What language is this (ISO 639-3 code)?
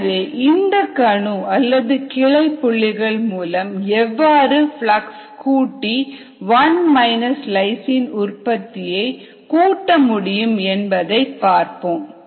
tam